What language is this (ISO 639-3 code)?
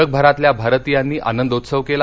mar